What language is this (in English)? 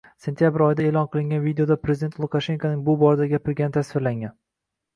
Uzbek